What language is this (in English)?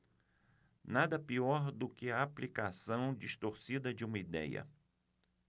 Portuguese